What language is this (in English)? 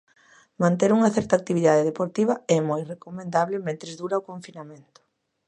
Galician